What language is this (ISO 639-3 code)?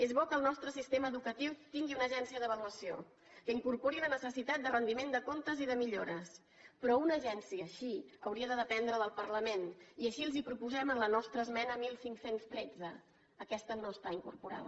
cat